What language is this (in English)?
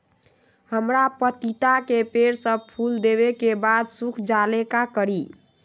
Magahi